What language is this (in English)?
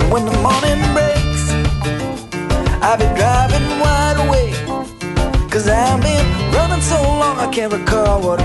Hungarian